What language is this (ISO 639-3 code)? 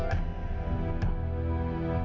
ind